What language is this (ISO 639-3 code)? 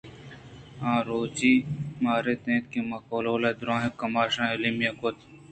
bgp